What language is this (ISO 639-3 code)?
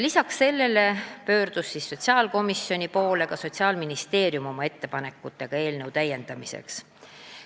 est